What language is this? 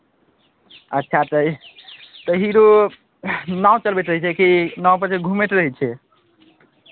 Maithili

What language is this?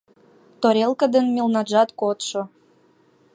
Mari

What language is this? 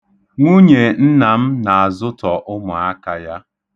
Igbo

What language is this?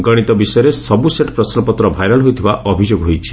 Odia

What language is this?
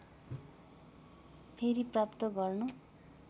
Nepali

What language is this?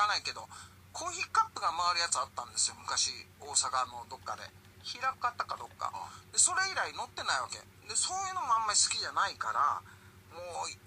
Japanese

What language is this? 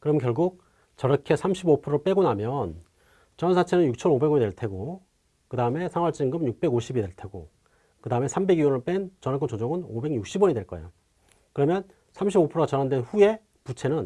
Korean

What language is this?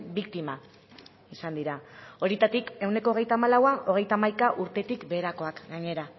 Basque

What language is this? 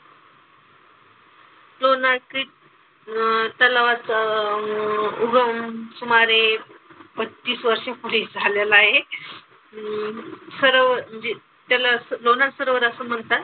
Marathi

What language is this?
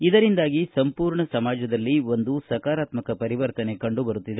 Kannada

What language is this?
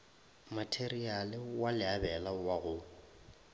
Northern Sotho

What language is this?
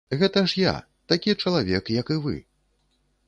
Belarusian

